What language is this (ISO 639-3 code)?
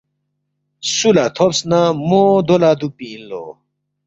bft